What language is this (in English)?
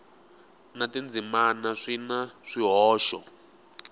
Tsonga